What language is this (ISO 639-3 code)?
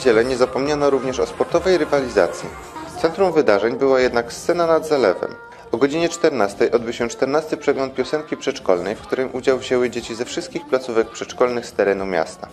pol